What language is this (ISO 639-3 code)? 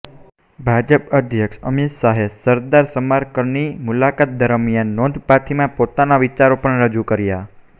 guj